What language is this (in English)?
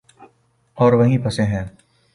Urdu